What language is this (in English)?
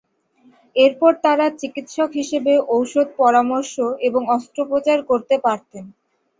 Bangla